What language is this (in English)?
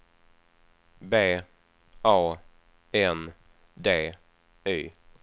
Swedish